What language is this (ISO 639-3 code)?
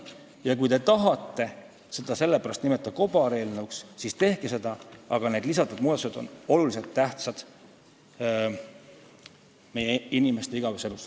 est